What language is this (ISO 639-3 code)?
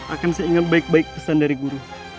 ind